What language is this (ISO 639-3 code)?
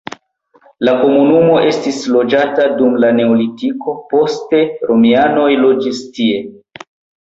epo